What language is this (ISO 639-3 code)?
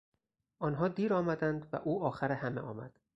fas